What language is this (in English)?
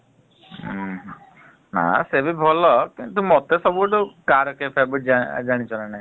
Odia